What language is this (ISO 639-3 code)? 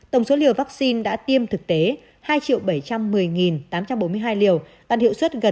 vie